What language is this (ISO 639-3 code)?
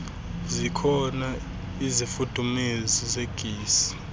xho